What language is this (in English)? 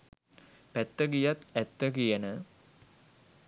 Sinhala